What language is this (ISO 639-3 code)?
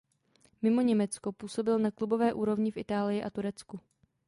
ces